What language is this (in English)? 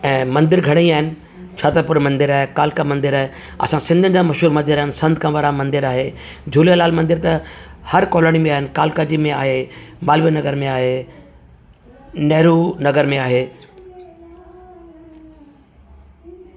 Sindhi